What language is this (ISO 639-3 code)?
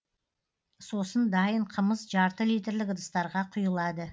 kaz